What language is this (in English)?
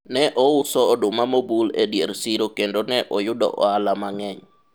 Luo (Kenya and Tanzania)